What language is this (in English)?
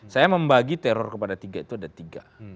Indonesian